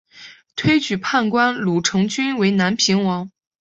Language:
Chinese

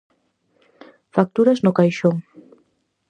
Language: Galician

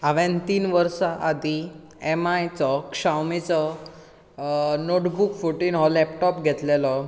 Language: Konkani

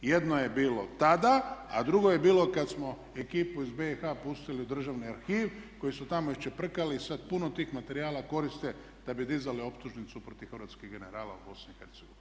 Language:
Croatian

